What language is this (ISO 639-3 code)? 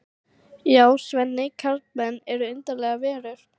isl